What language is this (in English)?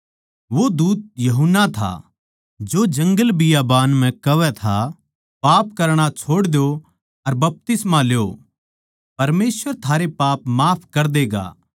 Haryanvi